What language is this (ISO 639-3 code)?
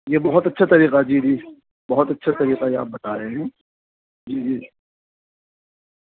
urd